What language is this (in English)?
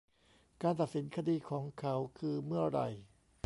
Thai